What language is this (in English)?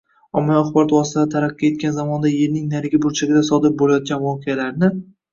Uzbek